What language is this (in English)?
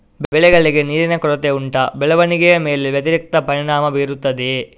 Kannada